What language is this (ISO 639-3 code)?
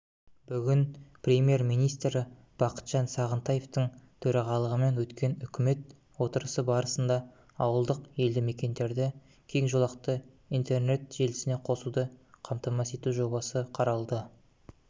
kaz